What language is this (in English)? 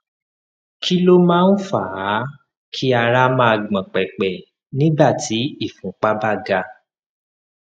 Yoruba